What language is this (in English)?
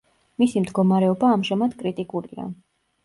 Georgian